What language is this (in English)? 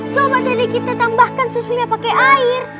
Indonesian